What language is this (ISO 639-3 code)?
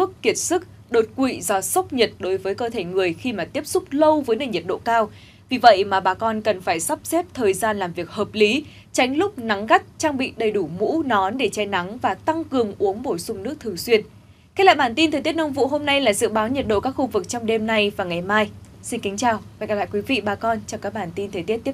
vie